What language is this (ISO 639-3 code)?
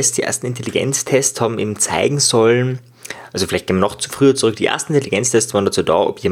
deu